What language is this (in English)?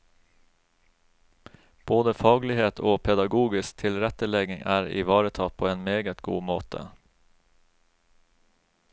Norwegian